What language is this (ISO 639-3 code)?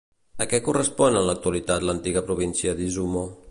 cat